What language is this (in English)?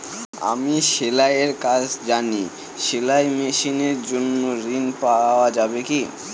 Bangla